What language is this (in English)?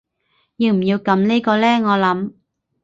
Cantonese